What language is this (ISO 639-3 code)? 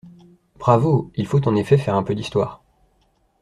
fra